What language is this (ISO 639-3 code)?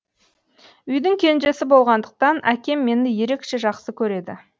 kaz